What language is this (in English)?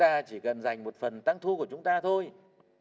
Vietnamese